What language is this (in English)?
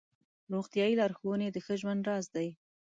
Pashto